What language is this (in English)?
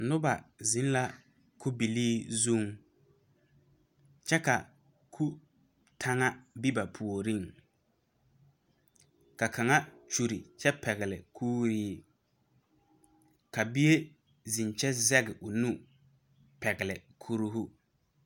Southern Dagaare